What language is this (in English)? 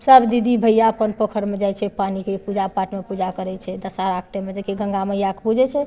Maithili